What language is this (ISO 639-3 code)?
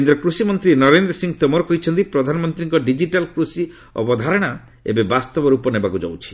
ori